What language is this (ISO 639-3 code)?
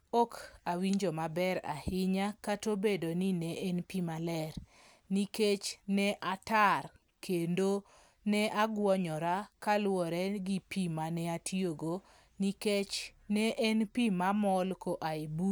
luo